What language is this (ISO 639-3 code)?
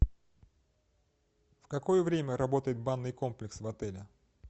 rus